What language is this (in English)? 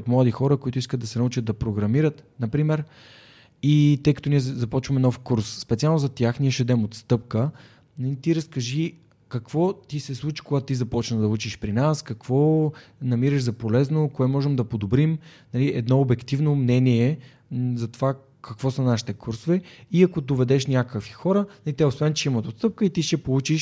Bulgarian